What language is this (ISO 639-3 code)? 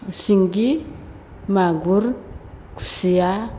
brx